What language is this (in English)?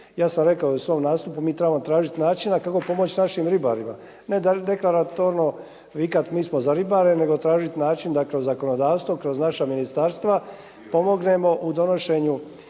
Croatian